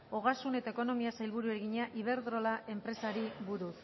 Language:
Basque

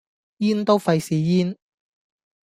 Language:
Cantonese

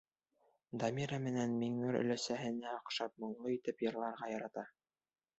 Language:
Bashkir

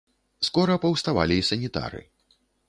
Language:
Belarusian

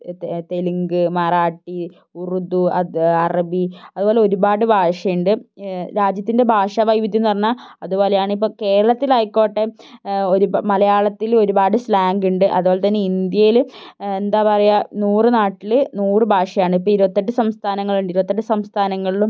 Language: Malayalam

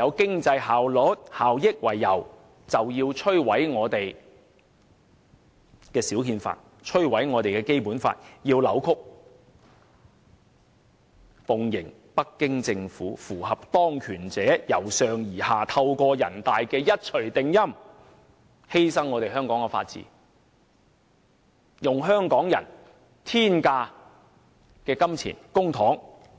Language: Cantonese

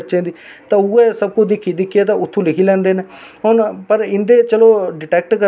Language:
Dogri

